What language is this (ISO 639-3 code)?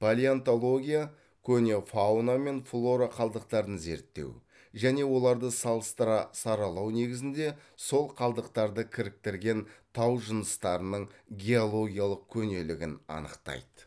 kaz